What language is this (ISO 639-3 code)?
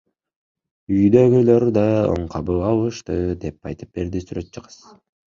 kir